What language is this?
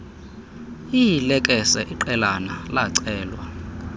Xhosa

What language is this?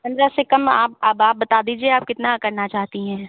Hindi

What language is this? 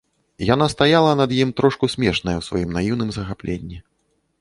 Belarusian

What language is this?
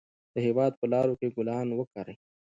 Pashto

